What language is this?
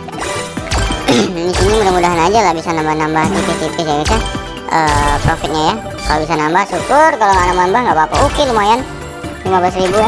Indonesian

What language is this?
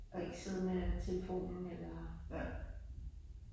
Danish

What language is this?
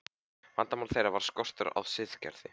Icelandic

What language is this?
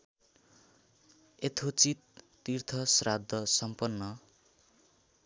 Nepali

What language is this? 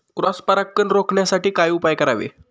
Marathi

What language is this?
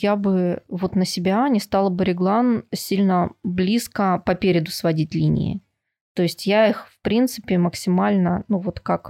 Russian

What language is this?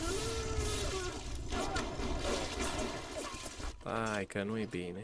Romanian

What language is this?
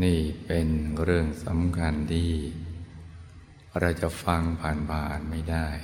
Thai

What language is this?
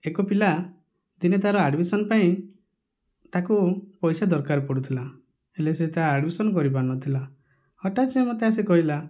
Odia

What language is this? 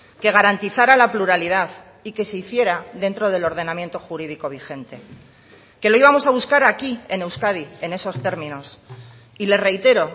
Spanish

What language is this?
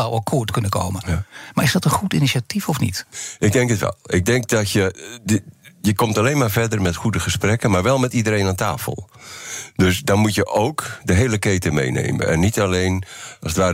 Dutch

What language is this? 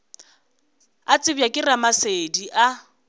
Northern Sotho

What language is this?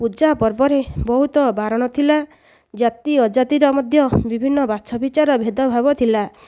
Odia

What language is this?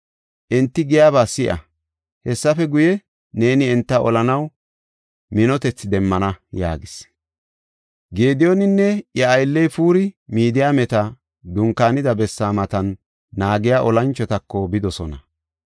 Gofa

